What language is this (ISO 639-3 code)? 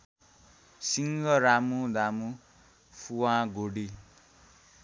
nep